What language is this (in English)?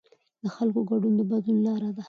Pashto